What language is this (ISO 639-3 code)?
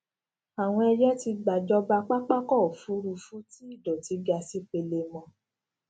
yor